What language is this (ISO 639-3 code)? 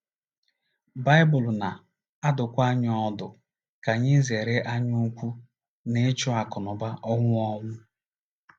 ibo